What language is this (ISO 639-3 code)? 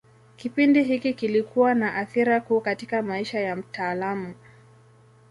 swa